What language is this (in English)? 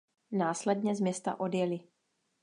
Czech